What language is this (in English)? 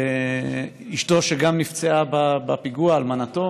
Hebrew